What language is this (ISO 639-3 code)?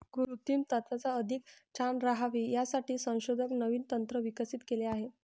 mar